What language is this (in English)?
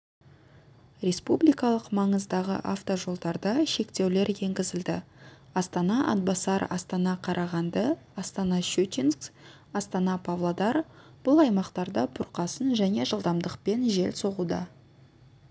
Kazakh